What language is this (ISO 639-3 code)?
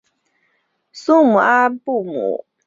zho